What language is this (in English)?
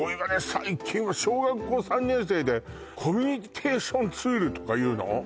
Japanese